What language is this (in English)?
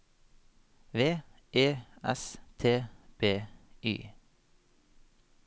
Norwegian